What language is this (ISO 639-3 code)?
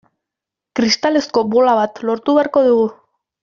eus